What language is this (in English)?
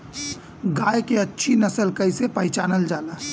Bhojpuri